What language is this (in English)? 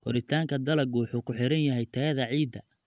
Somali